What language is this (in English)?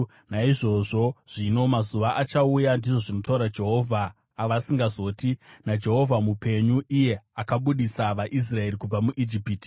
Shona